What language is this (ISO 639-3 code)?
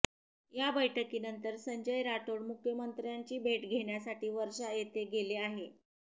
mar